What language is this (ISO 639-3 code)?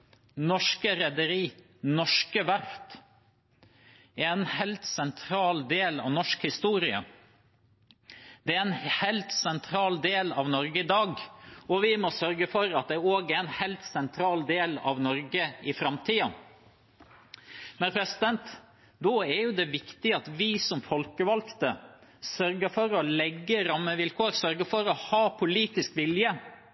nob